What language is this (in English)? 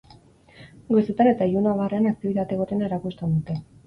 Basque